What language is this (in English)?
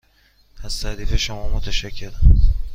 Persian